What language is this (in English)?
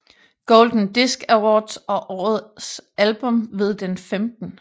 Danish